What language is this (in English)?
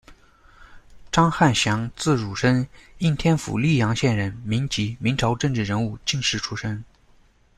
Chinese